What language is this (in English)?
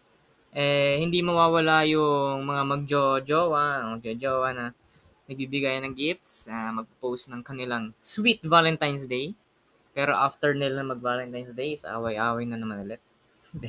Filipino